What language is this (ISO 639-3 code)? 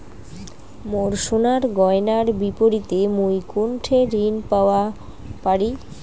ben